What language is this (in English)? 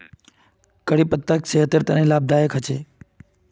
Magahi